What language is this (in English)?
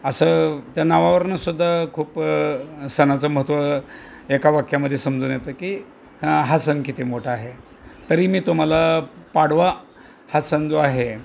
Marathi